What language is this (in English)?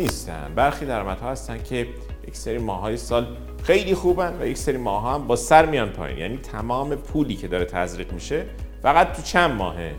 Persian